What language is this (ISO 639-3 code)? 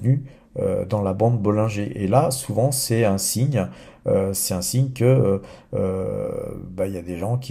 fra